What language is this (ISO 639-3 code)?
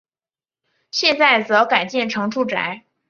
zho